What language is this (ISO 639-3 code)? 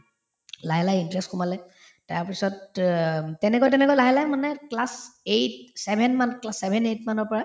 asm